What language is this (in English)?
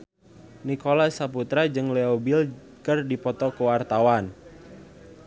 Sundanese